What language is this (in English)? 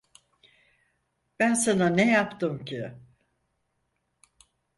Turkish